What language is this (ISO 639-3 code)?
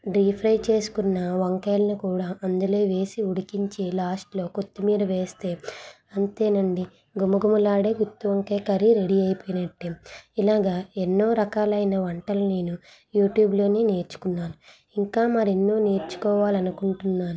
tel